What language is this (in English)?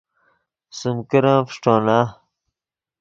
Yidgha